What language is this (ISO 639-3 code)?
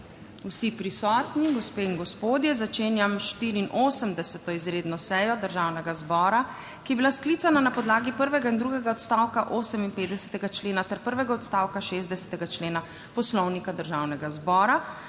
slv